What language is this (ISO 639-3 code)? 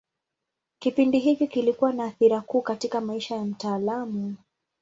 swa